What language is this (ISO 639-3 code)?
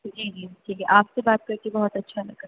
urd